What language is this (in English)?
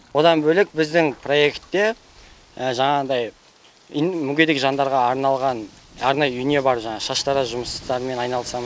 Kazakh